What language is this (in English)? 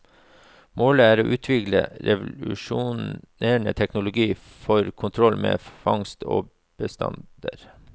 Norwegian